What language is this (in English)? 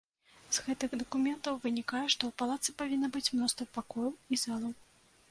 Belarusian